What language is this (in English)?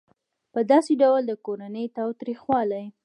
Pashto